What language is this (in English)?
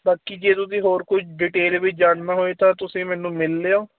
Punjabi